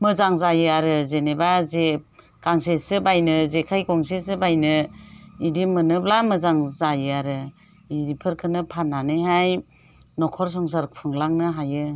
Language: Bodo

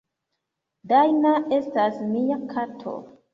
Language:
Esperanto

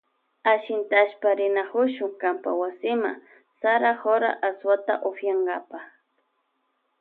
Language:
Loja Highland Quichua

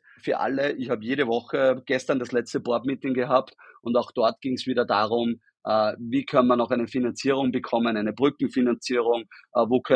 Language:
German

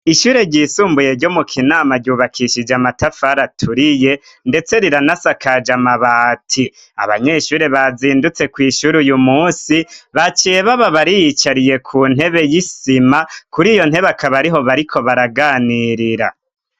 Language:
Rundi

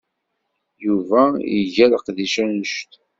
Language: Kabyle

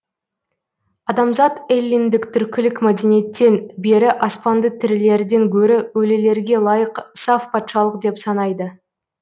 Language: Kazakh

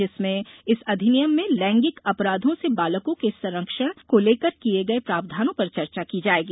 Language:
Hindi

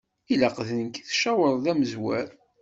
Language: Kabyle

